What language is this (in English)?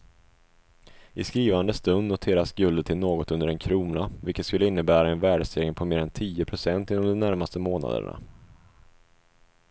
Swedish